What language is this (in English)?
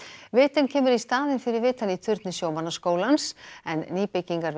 Icelandic